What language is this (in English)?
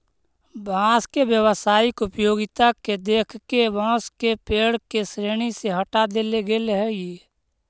Magahi